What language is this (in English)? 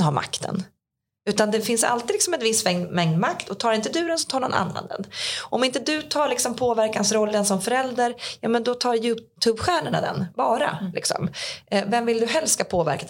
Swedish